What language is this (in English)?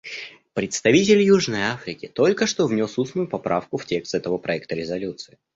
Russian